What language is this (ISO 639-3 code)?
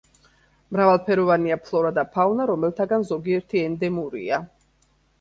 kat